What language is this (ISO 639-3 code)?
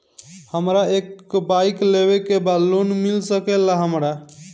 bho